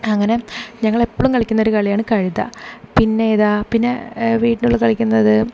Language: Malayalam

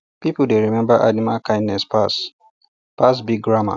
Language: Nigerian Pidgin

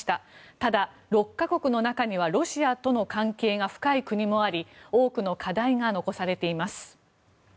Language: Japanese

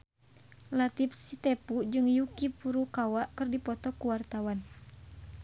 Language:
Sundanese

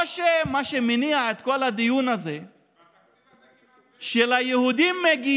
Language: Hebrew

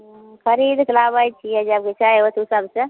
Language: Maithili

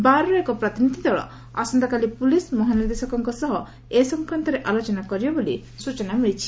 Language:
Odia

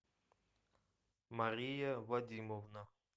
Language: Russian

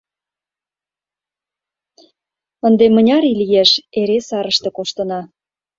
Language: Mari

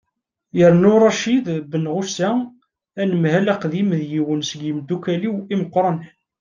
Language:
Kabyle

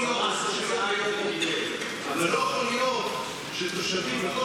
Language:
Hebrew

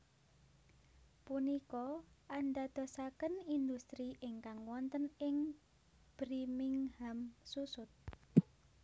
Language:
Javanese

